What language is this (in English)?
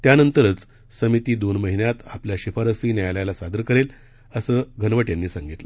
Marathi